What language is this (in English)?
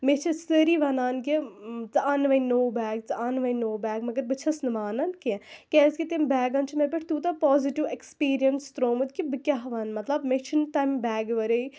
Kashmiri